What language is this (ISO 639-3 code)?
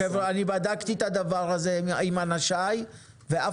heb